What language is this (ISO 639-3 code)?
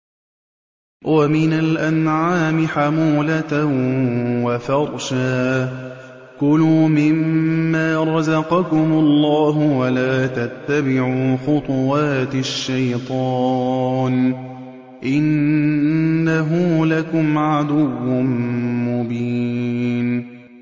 ara